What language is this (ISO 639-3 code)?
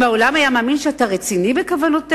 heb